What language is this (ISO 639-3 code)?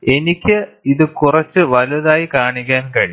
mal